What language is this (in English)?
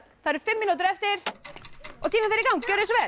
Icelandic